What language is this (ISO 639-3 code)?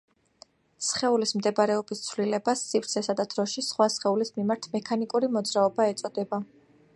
kat